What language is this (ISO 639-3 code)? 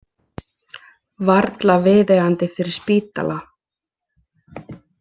isl